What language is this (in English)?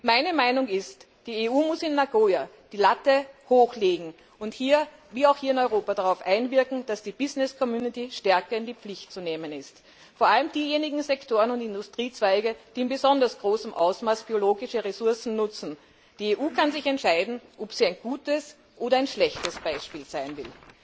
German